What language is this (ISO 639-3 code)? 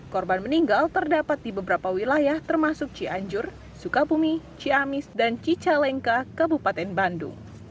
ind